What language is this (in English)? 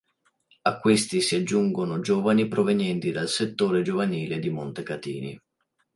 Italian